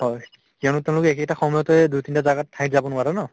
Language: Assamese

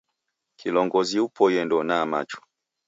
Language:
Taita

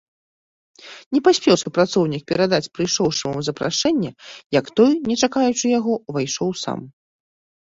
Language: Belarusian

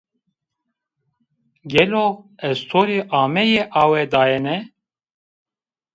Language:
Zaza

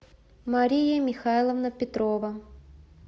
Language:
Russian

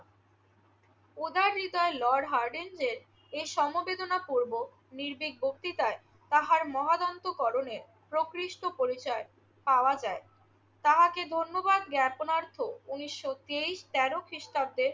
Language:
Bangla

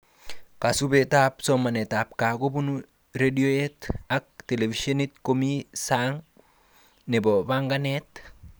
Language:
Kalenjin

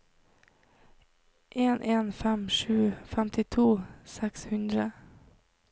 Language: Norwegian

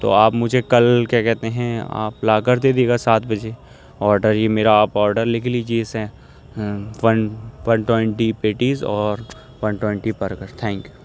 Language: Urdu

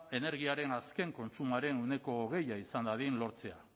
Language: Basque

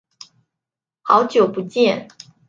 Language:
Chinese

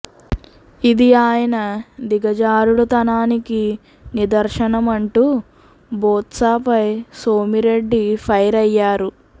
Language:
Telugu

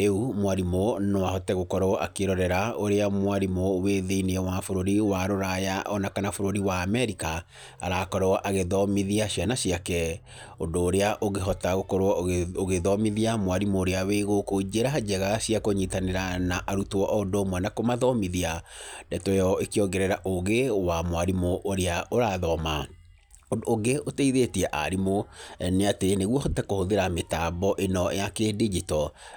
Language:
Kikuyu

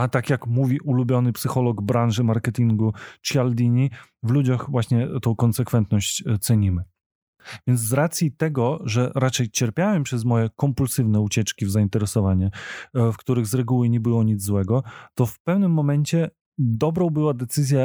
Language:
Polish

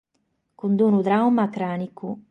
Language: Sardinian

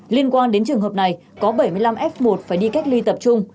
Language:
Vietnamese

